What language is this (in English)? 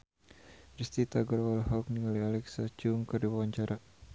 Sundanese